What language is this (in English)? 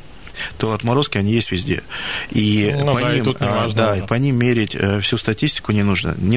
Russian